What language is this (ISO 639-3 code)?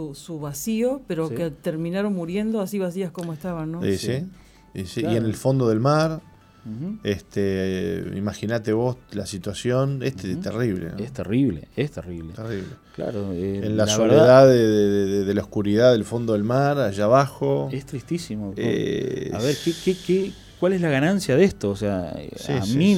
spa